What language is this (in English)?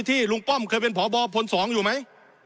Thai